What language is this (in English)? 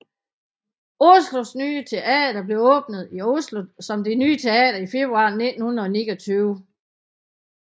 Danish